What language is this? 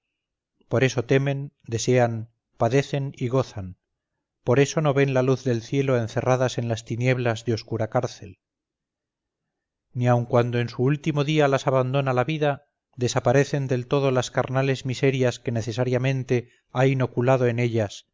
Spanish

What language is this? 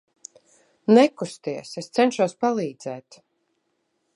Latvian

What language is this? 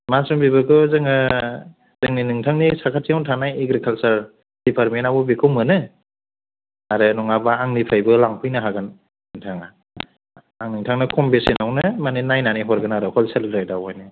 Bodo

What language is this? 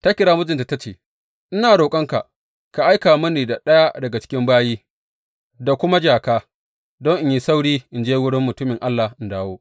Hausa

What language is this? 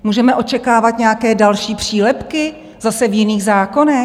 Czech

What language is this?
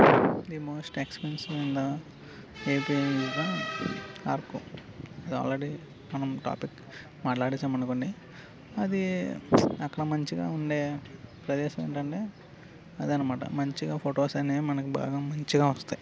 Telugu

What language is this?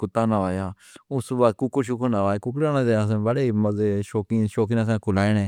Pahari-Potwari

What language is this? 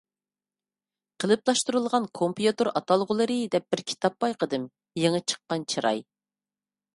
Uyghur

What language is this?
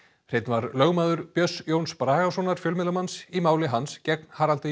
Icelandic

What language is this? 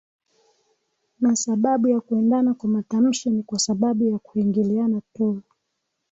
Swahili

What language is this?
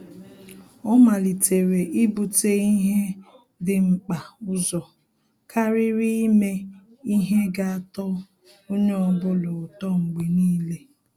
Igbo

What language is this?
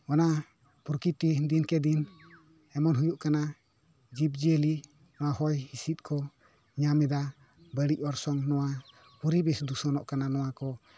Santali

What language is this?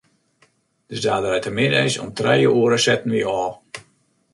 Western Frisian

